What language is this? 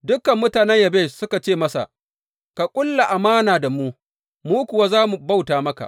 Hausa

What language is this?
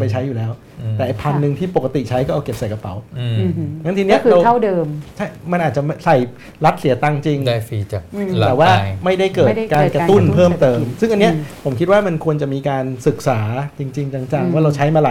Thai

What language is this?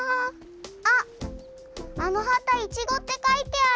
Japanese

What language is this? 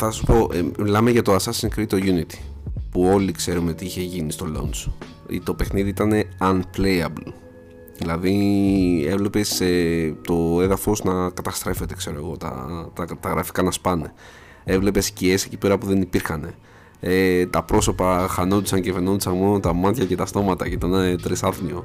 Greek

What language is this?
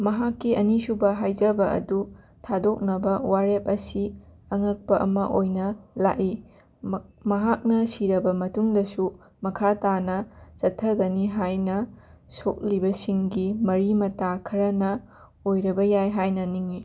Manipuri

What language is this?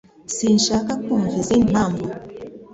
Kinyarwanda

